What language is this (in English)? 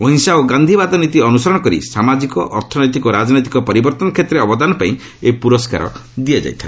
Odia